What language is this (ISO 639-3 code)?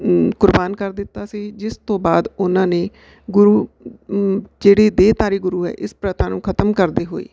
pan